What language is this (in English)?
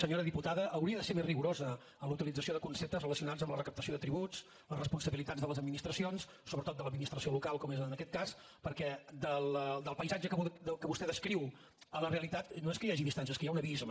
Catalan